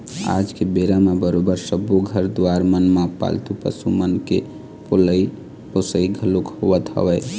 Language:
Chhattisgarhi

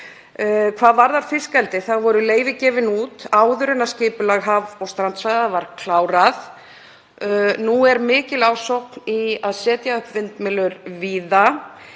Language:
Icelandic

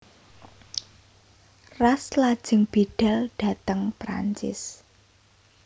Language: Javanese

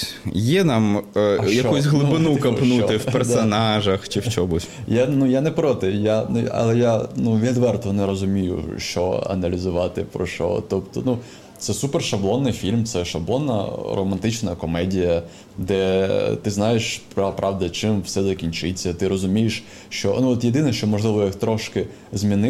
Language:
Ukrainian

